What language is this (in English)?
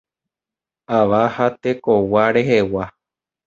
Guarani